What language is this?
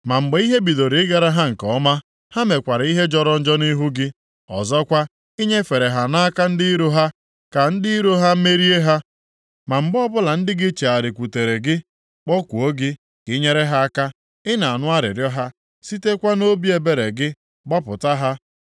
Igbo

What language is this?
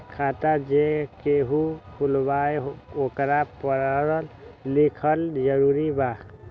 Magahi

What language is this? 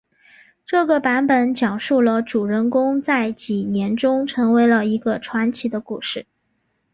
Chinese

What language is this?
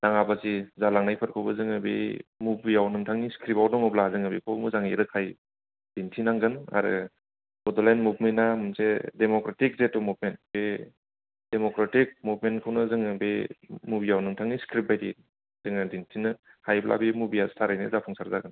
Bodo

